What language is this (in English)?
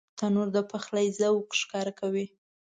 Pashto